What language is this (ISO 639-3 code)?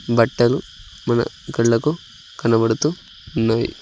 tel